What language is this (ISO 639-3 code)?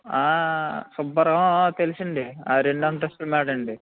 tel